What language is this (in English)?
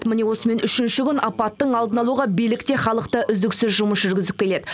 Kazakh